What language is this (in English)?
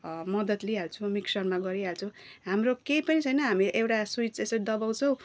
Nepali